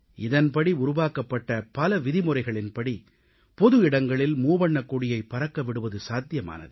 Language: Tamil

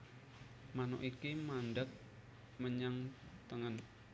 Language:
Javanese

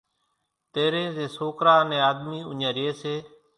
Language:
Kachi Koli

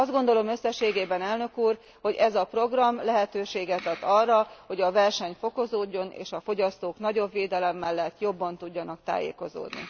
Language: Hungarian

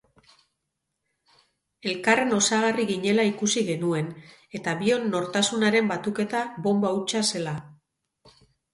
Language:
Basque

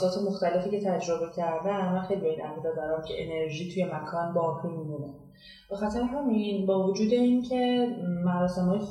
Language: Persian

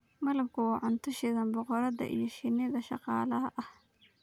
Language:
Somali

